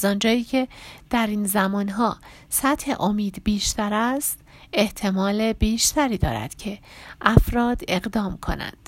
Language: Persian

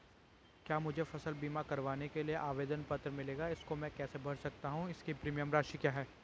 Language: Hindi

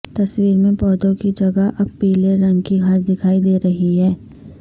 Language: Urdu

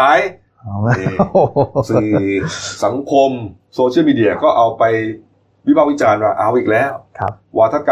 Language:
Thai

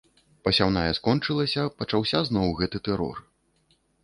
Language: Belarusian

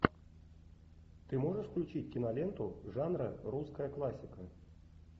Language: Russian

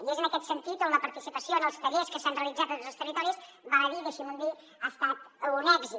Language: Catalan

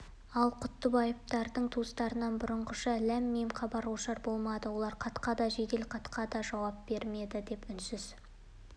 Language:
Kazakh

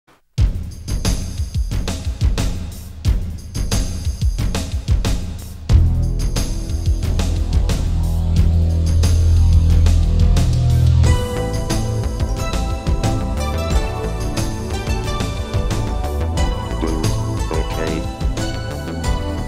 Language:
Japanese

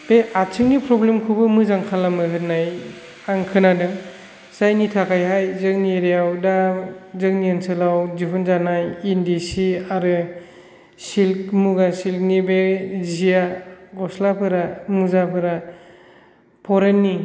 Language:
Bodo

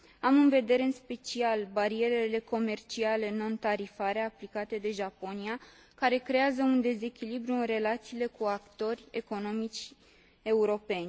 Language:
Romanian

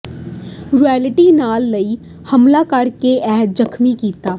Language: Punjabi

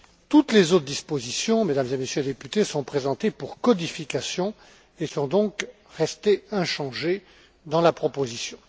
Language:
French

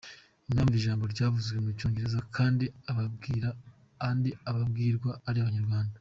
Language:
Kinyarwanda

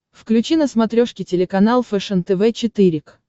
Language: Russian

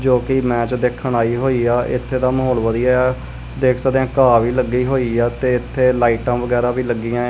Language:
Punjabi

